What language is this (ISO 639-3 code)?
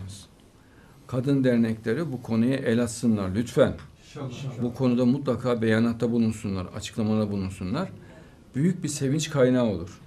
tur